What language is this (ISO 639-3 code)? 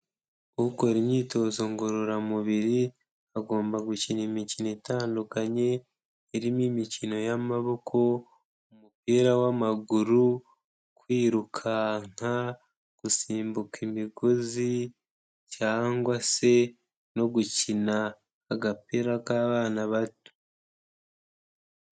kin